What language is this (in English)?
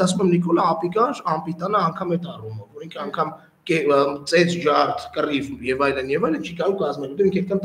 Turkish